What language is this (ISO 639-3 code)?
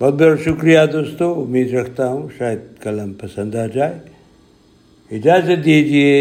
urd